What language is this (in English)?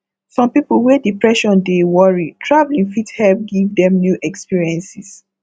Nigerian Pidgin